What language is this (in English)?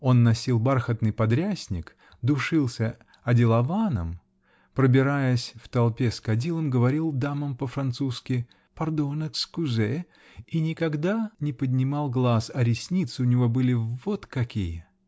Russian